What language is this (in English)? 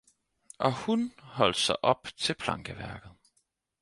Danish